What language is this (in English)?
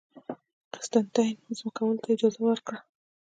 Pashto